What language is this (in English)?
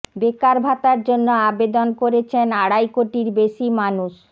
Bangla